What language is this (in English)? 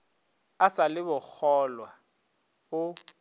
Northern Sotho